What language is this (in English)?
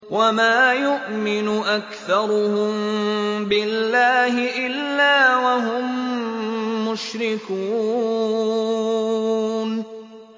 Arabic